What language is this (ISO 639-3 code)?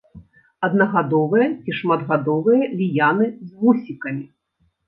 bel